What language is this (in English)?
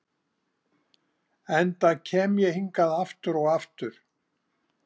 Icelandic